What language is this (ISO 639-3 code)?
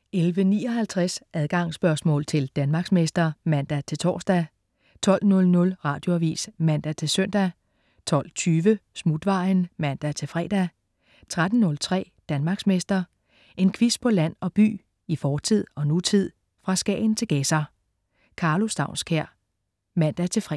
dan